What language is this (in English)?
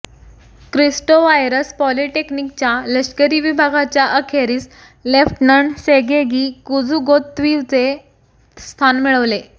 Marathi